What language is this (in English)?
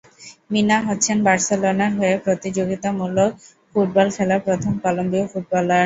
Bangla